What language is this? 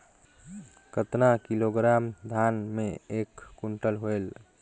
Chhattisgarhi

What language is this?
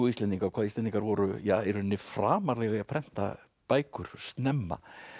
Icelandic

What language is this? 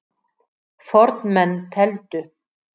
Icelandic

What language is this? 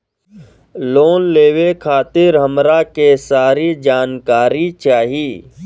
Bhojpuri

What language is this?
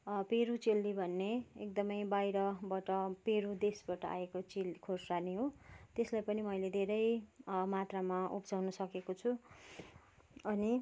Nepali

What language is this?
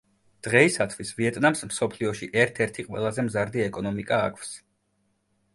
Georgian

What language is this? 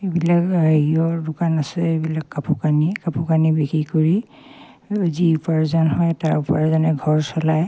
Assamese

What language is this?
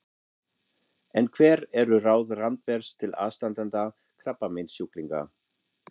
Icelandic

